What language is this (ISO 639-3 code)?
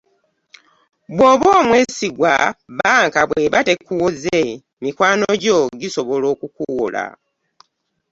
lug